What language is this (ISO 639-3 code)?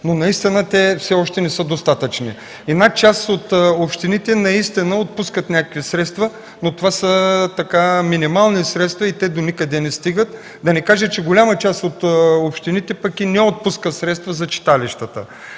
bul